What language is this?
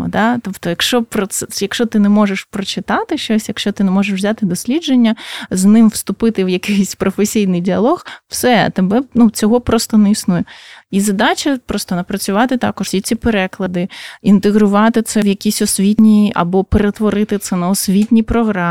Ukrainian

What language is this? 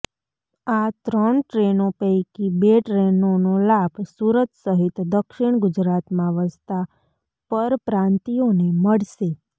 Gujarati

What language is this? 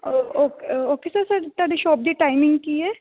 Punjabi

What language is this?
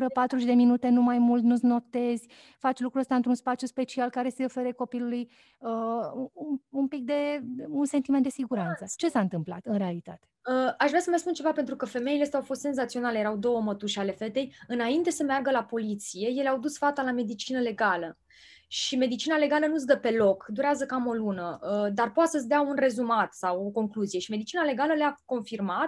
Romanian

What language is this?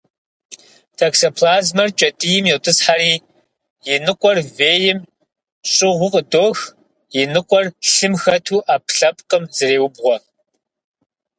Kabardian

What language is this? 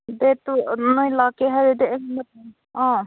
Manipuri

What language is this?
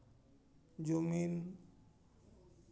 Santali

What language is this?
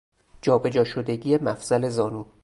Persian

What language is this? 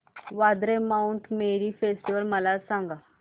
Marathi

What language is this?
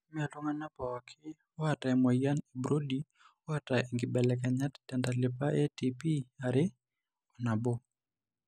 Masai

